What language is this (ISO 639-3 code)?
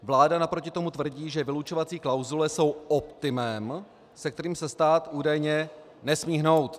ces